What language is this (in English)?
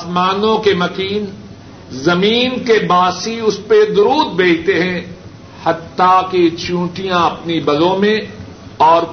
Urdu